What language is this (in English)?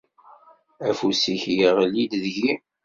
Kabyle